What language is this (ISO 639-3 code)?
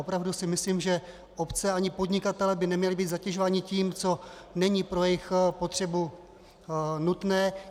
ces